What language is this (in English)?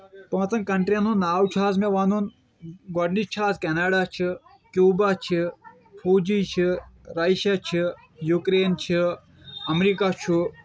Kashmiri